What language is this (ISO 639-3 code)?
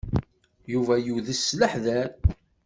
kab